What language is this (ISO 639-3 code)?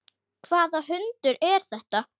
isl